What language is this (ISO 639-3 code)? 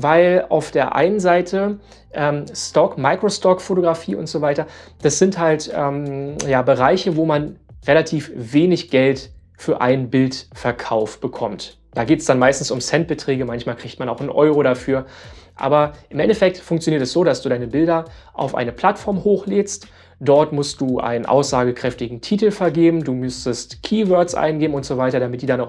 deu